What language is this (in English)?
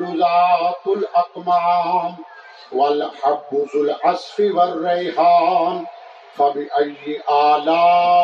Urdu